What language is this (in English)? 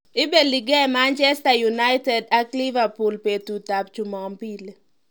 Kalenjin